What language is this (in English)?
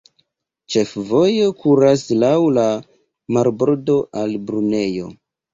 Esperanto